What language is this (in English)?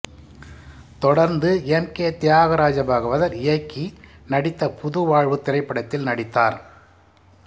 Tamil